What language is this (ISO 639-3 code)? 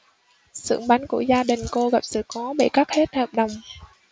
vie